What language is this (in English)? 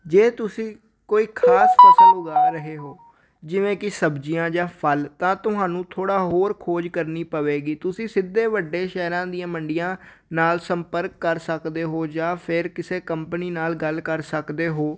Punjabi